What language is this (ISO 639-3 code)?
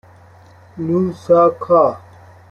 fas